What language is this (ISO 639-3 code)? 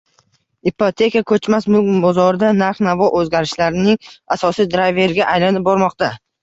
uzb